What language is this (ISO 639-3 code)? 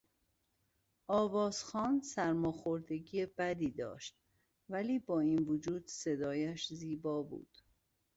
fas